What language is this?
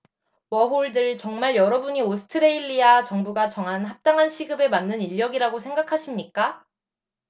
Korean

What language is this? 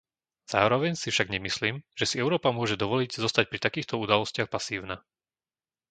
Slovak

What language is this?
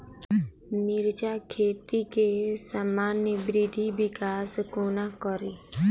Maithili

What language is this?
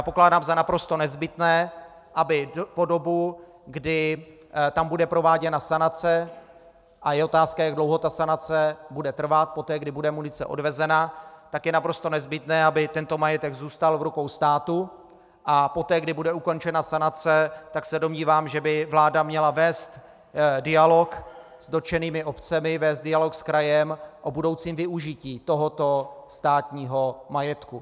Czech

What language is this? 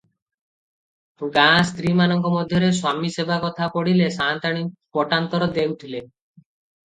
Odia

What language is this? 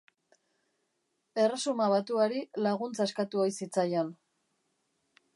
Basque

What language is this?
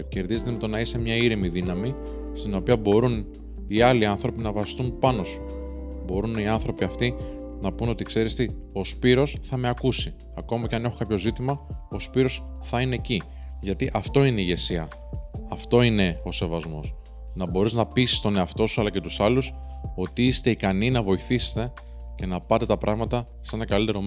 Greek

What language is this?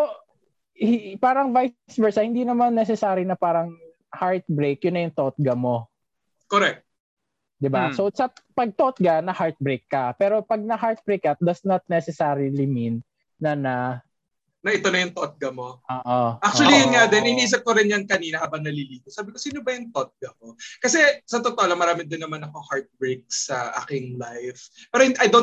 Filipino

